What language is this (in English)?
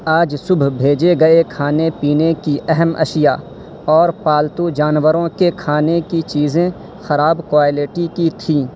Urdu